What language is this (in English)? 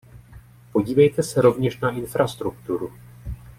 Czech